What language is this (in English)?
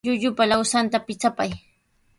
Sihuas Ancash Quechua